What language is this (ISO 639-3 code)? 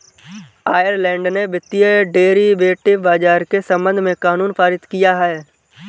hin